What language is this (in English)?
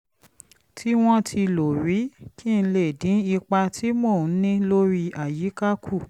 Yoruba